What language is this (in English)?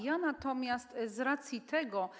Polish